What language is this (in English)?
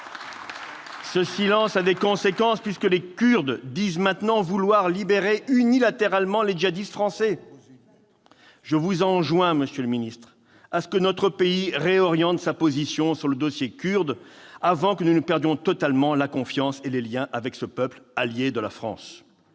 French